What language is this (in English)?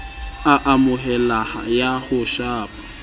Southern Sotho